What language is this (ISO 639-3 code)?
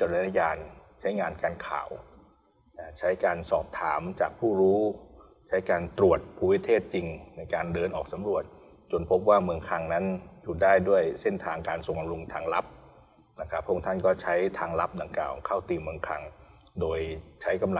tha